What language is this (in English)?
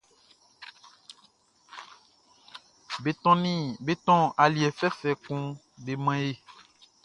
Baoulé